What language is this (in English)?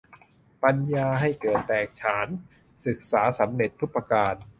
Thai